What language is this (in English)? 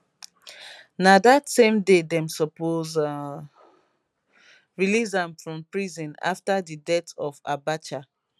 Nigerian Pidgin